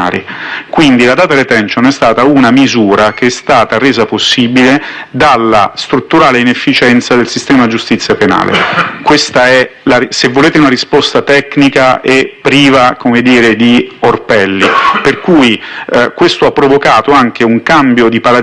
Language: Italian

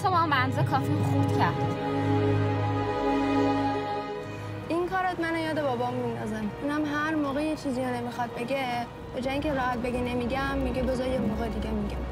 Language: Persian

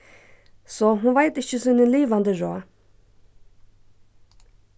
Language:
Faroese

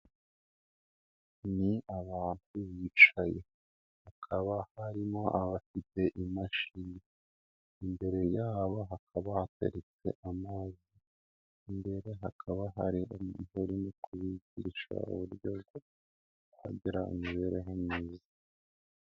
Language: Kinyarwanda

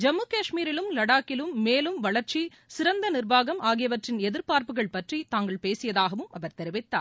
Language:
Tamil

